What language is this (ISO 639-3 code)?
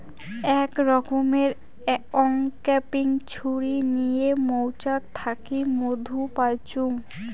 ben